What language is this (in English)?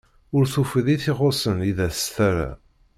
Kabyle